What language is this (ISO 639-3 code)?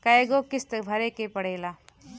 bho